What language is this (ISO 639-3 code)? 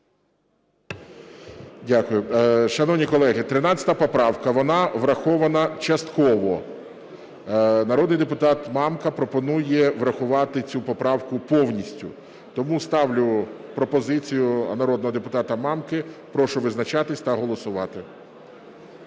ukr